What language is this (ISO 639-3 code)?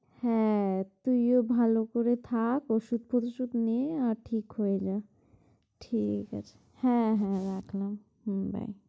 ben